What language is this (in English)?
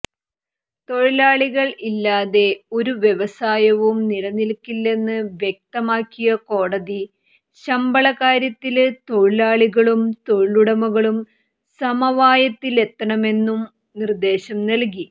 Malayalam